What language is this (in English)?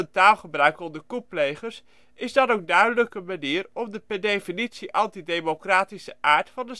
Dutch